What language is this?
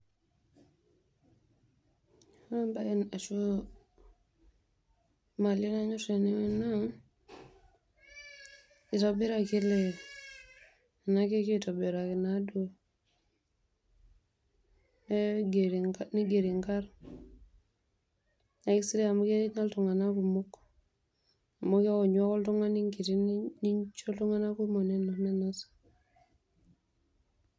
Masai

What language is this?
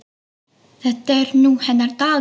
Icelandic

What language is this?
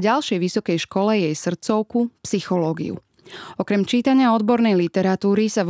Slovak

